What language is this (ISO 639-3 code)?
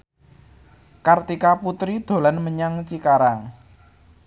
jav